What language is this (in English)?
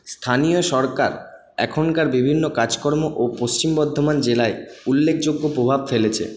Bangla